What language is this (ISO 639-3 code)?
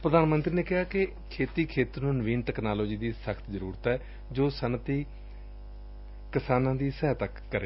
pan